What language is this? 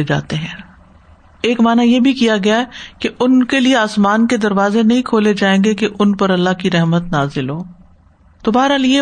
Urdu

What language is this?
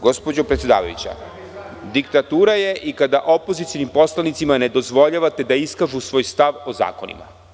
Serbian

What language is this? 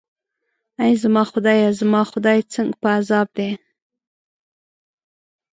Pashto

